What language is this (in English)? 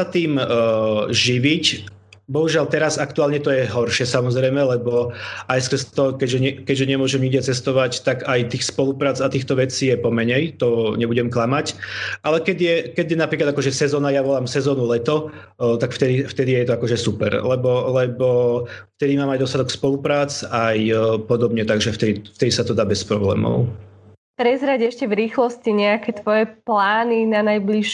Slovak